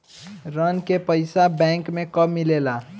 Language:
Bhojpuri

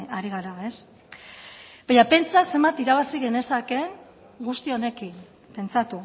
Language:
Basque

